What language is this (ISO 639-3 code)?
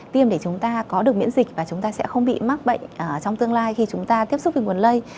vie